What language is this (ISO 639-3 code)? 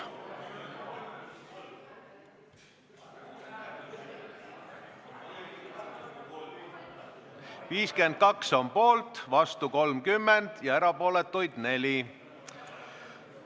est